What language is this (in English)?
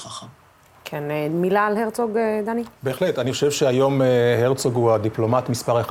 Hebrew